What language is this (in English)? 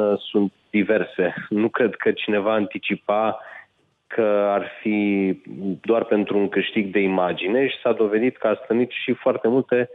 Romanian